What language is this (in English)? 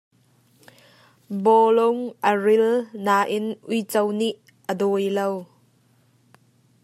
Hakha Chin